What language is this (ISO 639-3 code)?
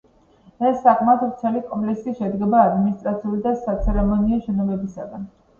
kat